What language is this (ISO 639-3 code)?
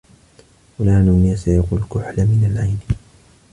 ara